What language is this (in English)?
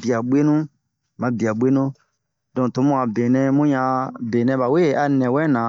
Bomu